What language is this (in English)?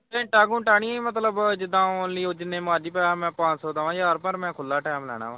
Punjabi